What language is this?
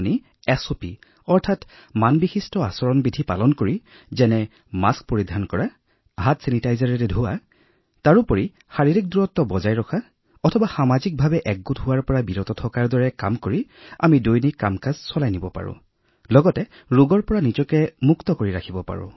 Assamese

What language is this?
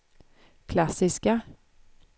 Swedish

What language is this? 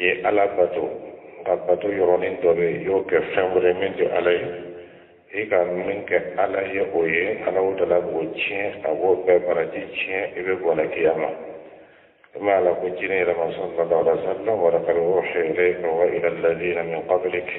Arabic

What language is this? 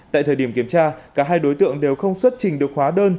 Vietnamese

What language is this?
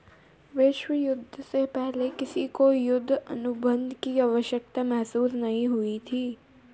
Hindi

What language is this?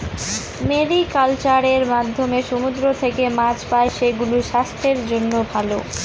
Bangla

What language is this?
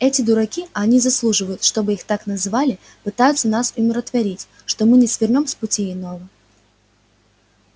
Russian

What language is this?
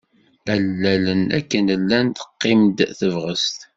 Kabyle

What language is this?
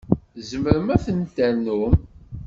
Kabyle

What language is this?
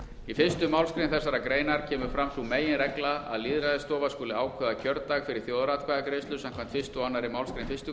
Icelandic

